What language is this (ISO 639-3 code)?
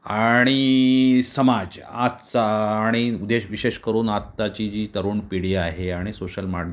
mar